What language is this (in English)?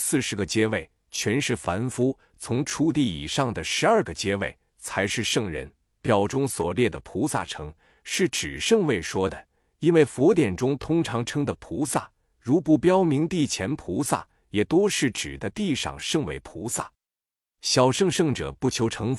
Chinese